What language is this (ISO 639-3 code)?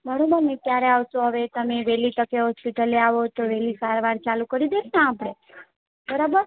guj